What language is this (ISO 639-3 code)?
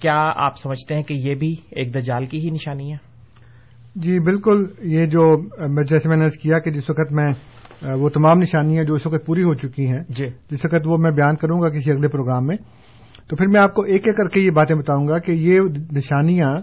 urd